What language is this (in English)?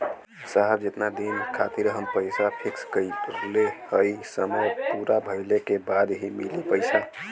Bhojpuri